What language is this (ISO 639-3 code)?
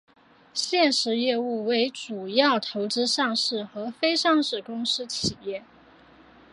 zho